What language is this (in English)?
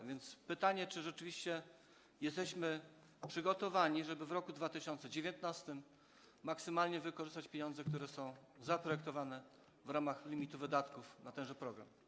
Polish